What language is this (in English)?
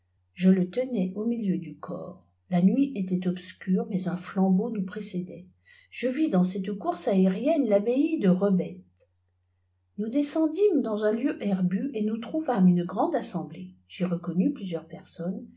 French